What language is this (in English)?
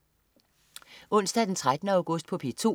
Danish